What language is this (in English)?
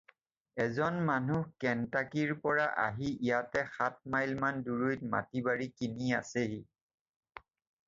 Assamese